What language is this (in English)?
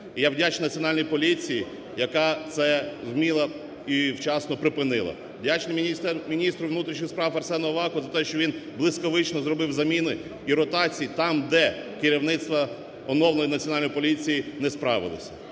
Ukrainian